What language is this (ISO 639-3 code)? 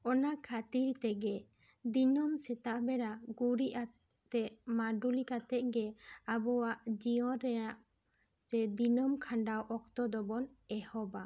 sat